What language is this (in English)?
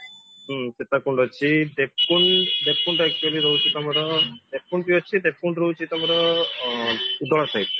Odia